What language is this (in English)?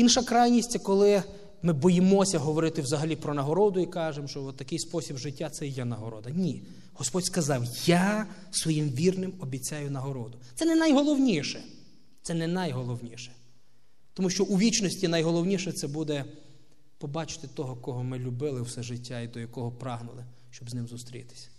Russian